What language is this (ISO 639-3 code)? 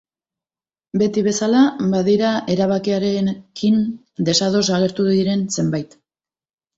eus